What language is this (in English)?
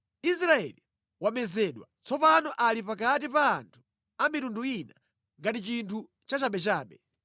Nyanja